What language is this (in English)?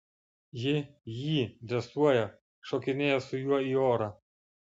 Lithuanian